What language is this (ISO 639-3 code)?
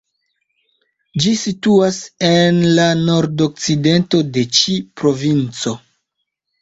epo